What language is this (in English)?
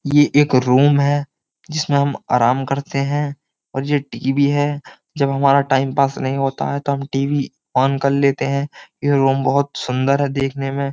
Hindi